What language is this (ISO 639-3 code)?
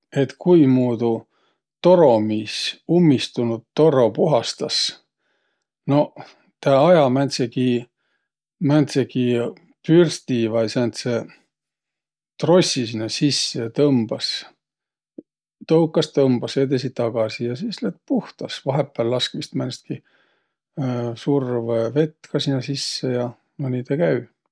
vro